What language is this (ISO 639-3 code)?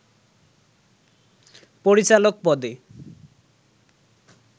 ben